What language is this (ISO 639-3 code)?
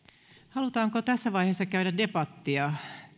fin